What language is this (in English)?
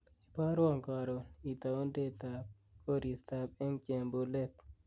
Kalenjin